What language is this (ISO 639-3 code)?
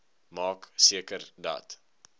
afr